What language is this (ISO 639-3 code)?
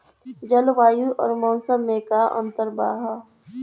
bho